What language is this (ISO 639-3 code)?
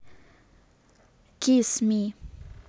rus